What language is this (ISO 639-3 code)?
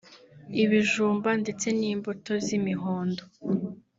kin